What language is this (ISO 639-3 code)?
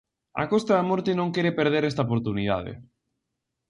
glg